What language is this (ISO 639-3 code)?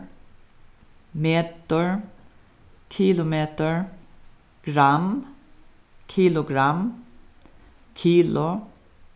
fao